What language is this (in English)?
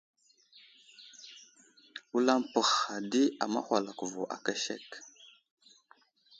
Wuzlam